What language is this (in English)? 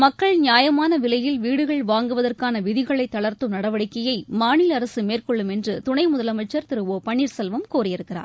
Tamil